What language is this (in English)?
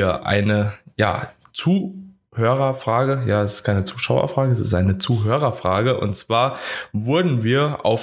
German